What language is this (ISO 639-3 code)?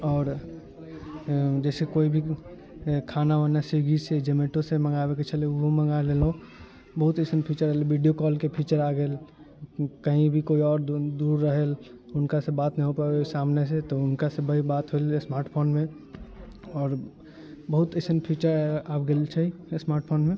mai